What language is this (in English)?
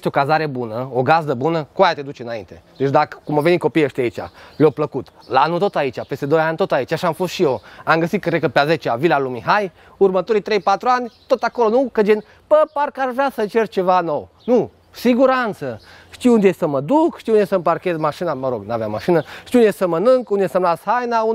Romanian